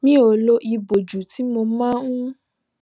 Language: Yoruba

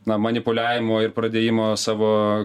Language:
Lithuanian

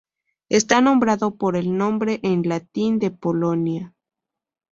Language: Spanish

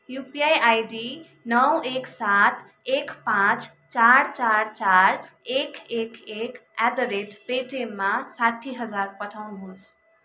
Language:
Nepali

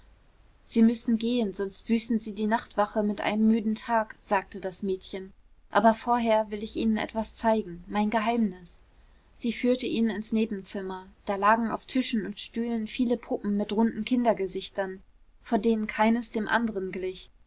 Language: German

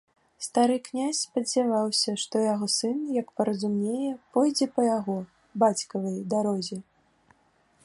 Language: Belarusian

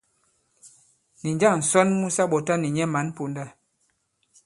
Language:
Bankon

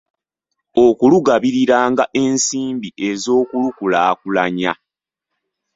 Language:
Ganda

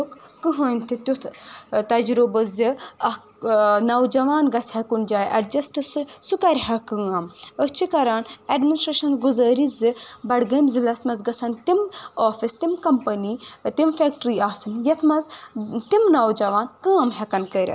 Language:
Kashmiri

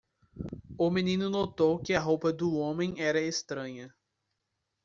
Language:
Portuguese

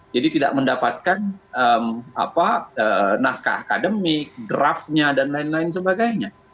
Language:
Indonesian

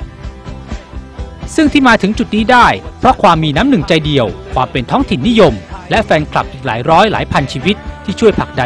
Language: Thai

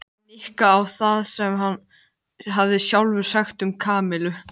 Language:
Icelandic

